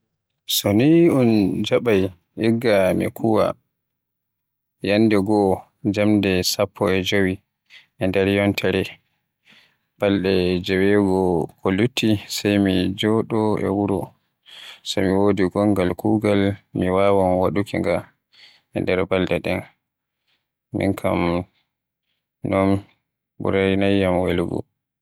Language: Western Niger Fulfulde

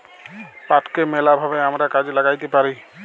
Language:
Bangla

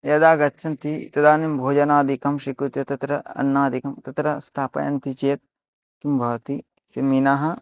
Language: Sanskrit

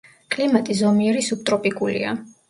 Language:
Georgian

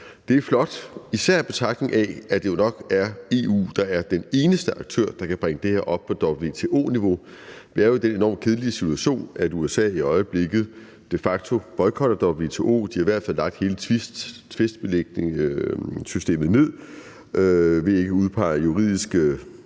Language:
Danish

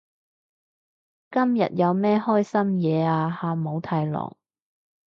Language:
Cantonese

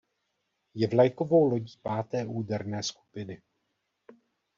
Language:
Czech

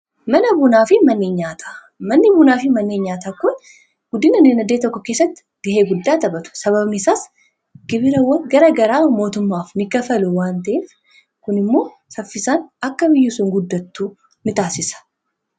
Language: Oromo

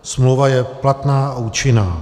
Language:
Czech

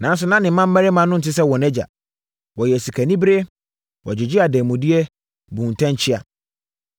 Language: Akan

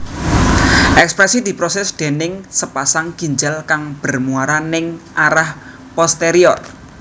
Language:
Javanese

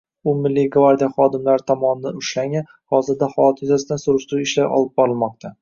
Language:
Uzbek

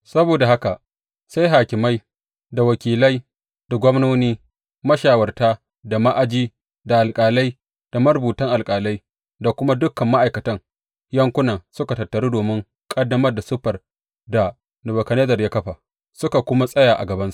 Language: Hausa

